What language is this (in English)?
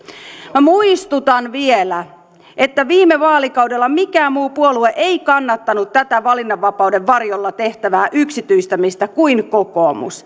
Finnish